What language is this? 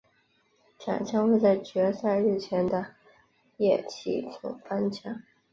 Chinese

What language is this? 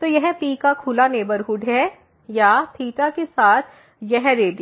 Hindi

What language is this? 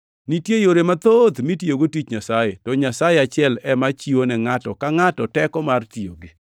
Luo (Kenya and Tanzania)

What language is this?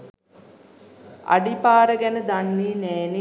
Sinhala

